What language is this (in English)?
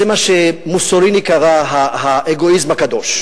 Hebrew